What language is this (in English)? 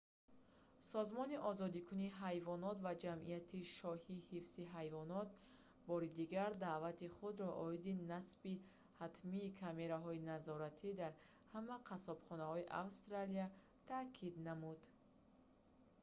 Tajik